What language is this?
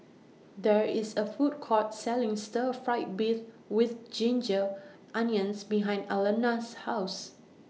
English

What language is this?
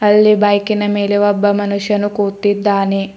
Kannada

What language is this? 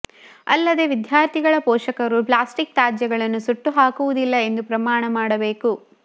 Kannada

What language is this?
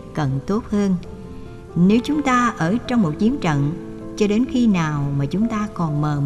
Vietnamese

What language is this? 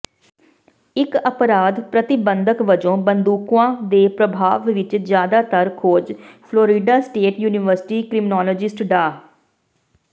Punjabi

